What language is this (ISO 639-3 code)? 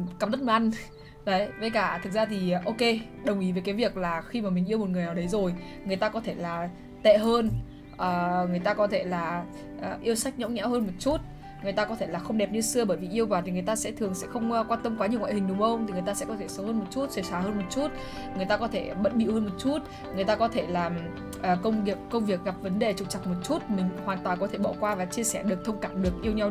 vie